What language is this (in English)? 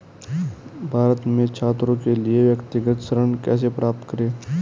Hindi